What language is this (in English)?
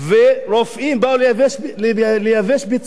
Hebrew